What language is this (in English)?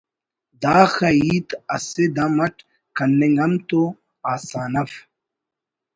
Brahui